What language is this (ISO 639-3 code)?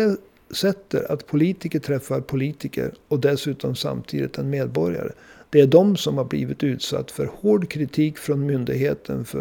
swe